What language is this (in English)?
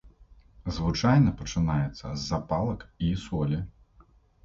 Belarusian